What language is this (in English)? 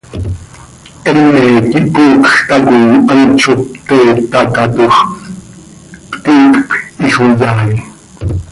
Seri